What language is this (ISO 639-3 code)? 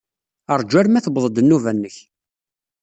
kab